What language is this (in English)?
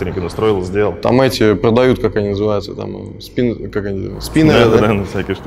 Russian